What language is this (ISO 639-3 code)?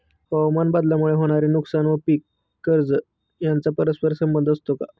mar